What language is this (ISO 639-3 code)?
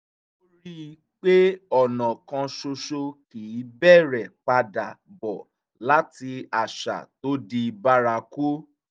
yor